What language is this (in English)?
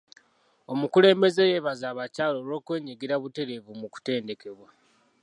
Ganda